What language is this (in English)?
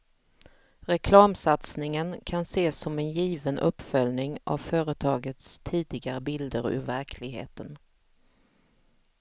Swedish